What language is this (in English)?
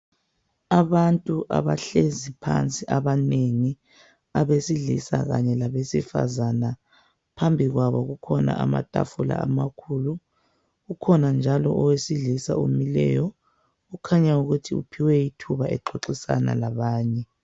North Ndebele